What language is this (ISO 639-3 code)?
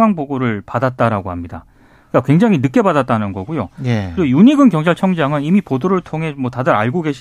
kor